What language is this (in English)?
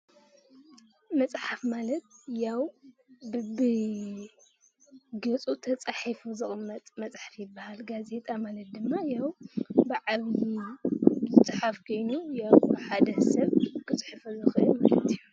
Tigrinya